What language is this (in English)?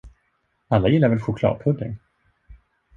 Swedish